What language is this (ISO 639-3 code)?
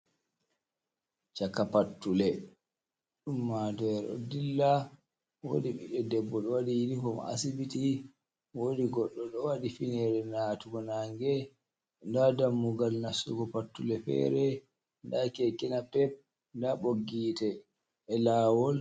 ful